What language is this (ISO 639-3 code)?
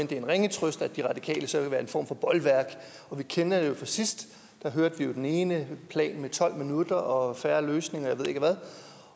dan